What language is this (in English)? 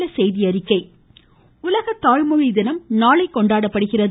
Tamil